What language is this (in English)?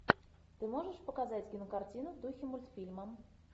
Russian